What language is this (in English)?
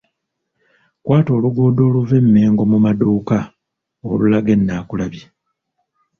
Ganda